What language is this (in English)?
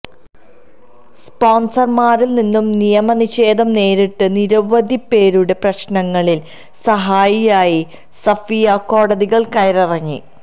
Malayalam